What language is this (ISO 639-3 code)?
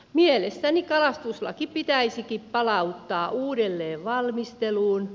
fin